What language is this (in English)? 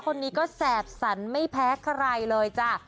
Thai